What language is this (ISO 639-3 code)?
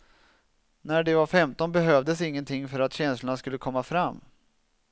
swe